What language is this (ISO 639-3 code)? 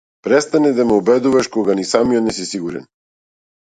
mkd